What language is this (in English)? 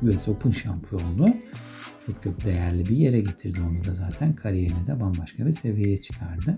Turkish